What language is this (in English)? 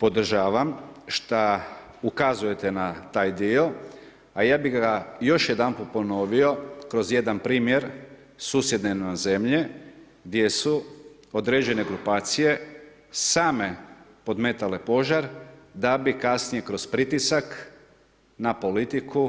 Croatian